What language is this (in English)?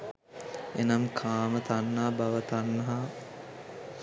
Sinhala